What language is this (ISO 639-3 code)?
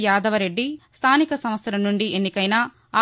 tel